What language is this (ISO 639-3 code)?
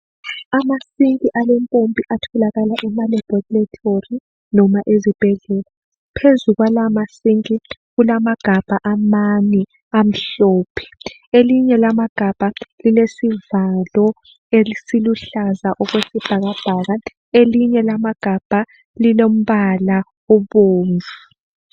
nde